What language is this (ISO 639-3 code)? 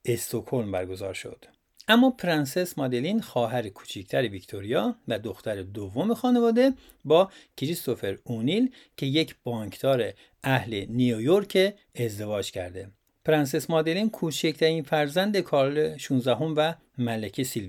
fas